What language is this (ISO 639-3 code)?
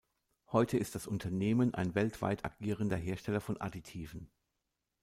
deu